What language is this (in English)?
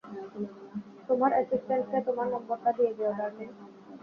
Bangla